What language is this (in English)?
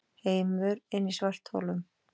Icelandic